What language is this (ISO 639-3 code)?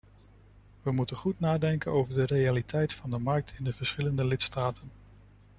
nld